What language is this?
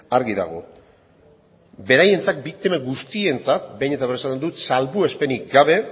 Basque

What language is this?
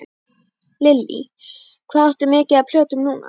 Icelandic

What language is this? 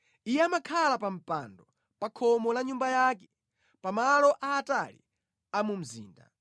Nyanja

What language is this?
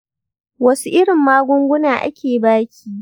Hausa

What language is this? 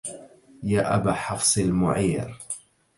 Arabic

